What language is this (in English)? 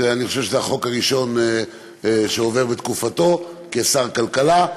Hebrew